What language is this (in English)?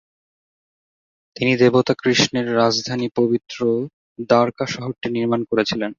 Bangla